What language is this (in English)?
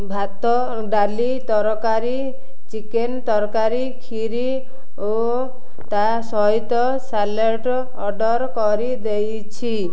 Odia